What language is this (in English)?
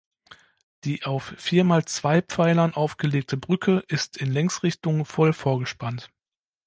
German